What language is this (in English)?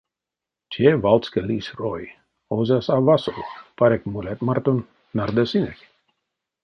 Erzya